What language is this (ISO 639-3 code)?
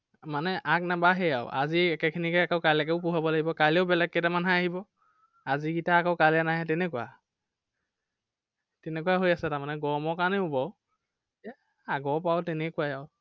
asm